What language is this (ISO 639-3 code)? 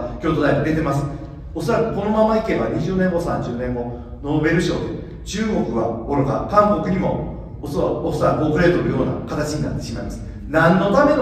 jpn